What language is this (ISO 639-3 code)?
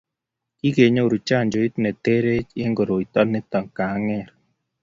kln